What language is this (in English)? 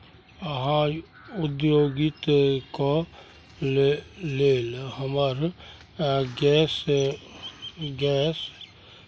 Maithili